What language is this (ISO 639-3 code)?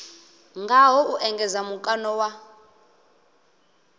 ven